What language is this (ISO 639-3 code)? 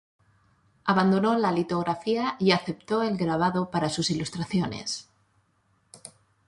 spa